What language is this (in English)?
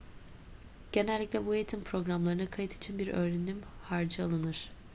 Turkish